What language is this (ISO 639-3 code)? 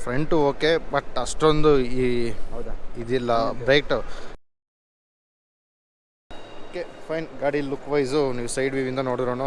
kan